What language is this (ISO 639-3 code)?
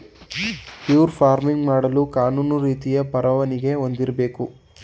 kan